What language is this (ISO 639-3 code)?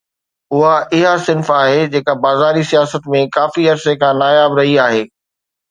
snd